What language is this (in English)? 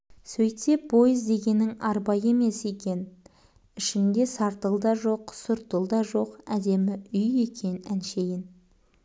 Kazakh